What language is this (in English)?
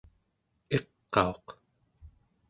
Central Yupik